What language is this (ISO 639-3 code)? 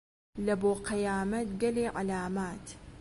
ckb